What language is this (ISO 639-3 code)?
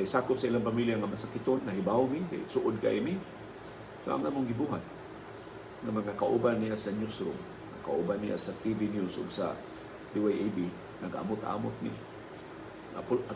fil